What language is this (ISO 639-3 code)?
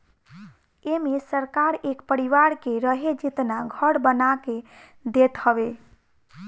bho